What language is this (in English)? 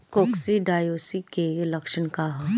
Bhojpuri